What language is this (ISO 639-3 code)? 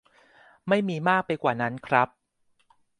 tha